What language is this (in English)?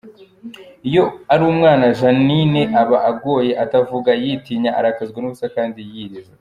Kinyarwanda